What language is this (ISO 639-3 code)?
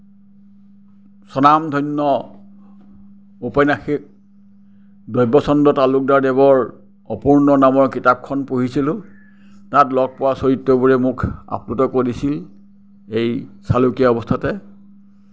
asm